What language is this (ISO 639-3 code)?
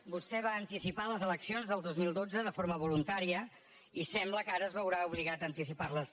cat